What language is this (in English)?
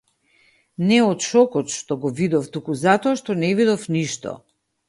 Macedonian